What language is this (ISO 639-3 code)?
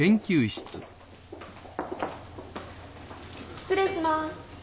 jpn